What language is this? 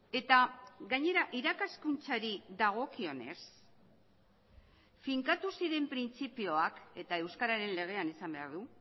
Basque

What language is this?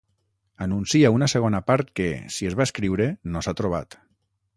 Catalan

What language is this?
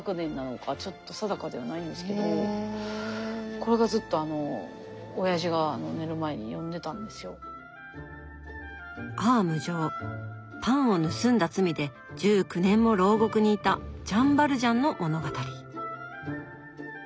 Japanese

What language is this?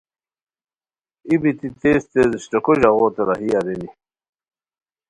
Khowar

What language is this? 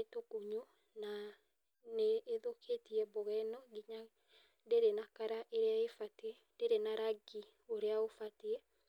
Kikuyu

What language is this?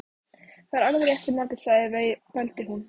Icelandic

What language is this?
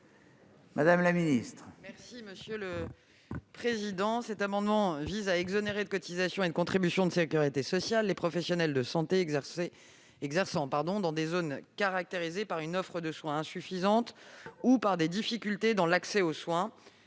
French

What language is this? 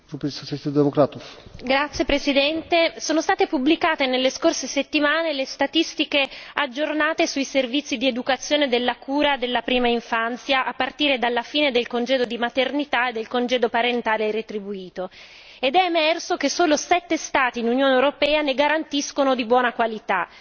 Italian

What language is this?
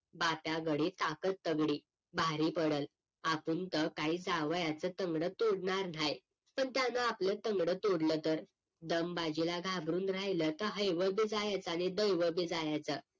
Marathi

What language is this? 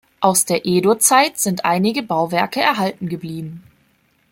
German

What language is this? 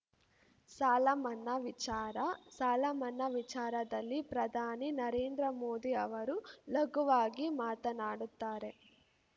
Kannada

